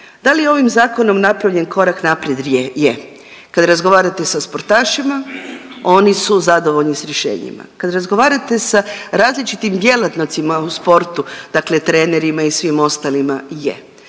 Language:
Croatian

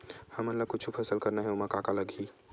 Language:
Chhattisgarhi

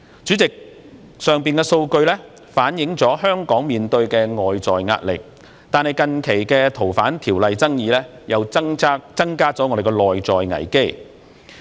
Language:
Cantonese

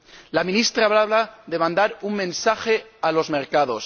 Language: Spanish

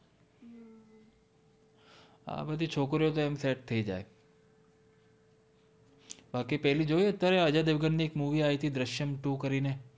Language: Gujarati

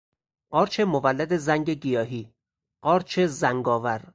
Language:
Persian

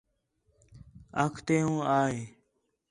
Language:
Khetrani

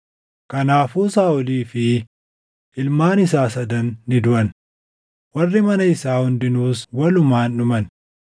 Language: Oromo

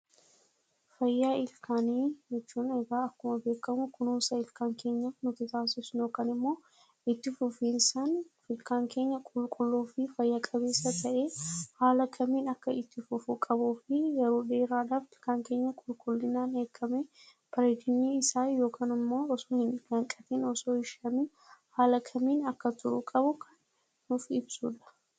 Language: Oromo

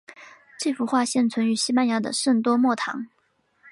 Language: Chinese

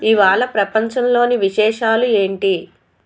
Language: Telugu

